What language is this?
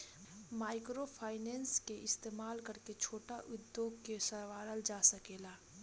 Bhojpuri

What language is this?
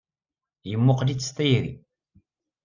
Kabyle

